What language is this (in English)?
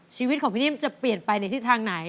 Thai